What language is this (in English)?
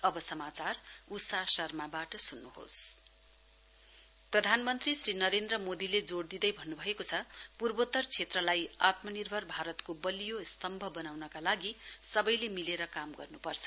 Nepali